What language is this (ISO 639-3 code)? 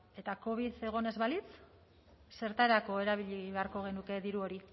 eus